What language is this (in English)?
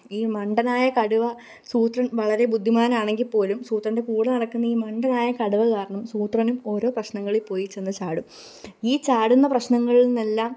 Malayalam